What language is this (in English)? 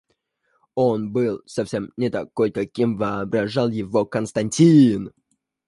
Russian